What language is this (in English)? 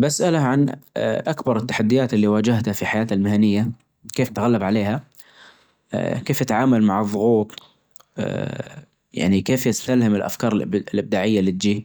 Najdi Arabic